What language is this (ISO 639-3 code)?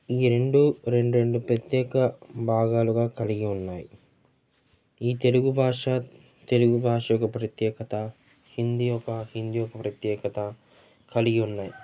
tel